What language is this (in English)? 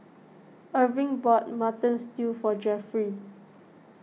English